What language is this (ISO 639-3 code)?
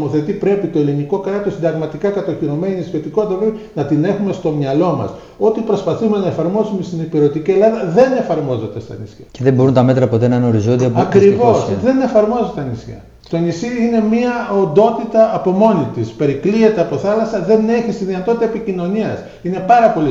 ell